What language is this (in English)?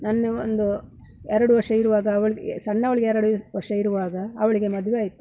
Kannada